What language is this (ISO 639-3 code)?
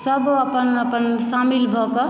mai